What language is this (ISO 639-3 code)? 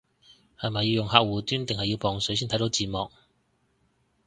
yue